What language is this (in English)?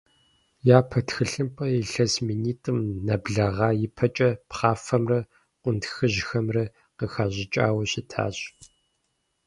Kabardian